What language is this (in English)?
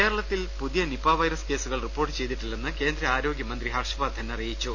Malayalam